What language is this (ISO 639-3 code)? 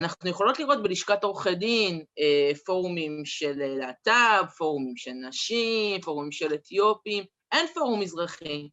heb